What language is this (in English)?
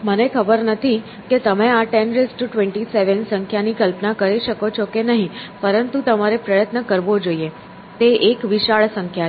Gujarati